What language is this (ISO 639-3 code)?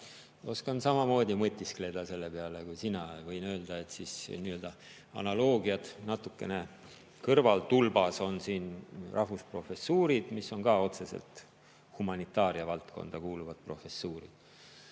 est